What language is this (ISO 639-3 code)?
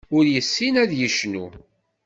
kab